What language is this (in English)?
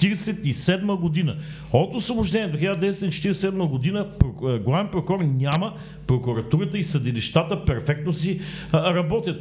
Bulgarian